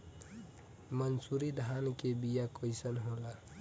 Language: Bhojpuri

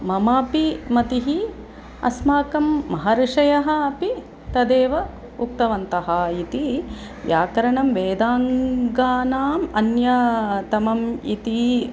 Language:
Sanskrit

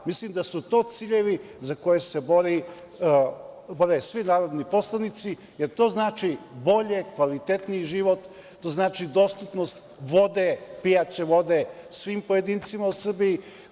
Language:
Serbian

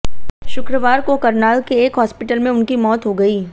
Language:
Hindi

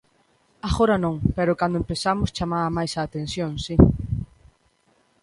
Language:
Galician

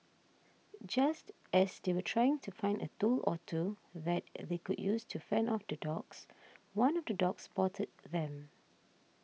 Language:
English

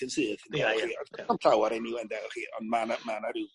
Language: Welsh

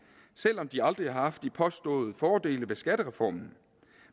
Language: Danish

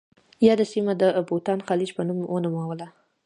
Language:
Pashto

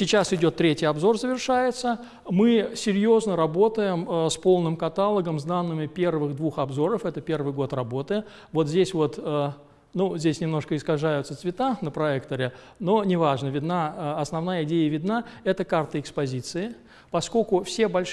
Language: Russian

